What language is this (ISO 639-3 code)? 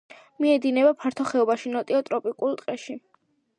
kat